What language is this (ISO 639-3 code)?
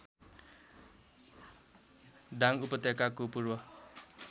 nep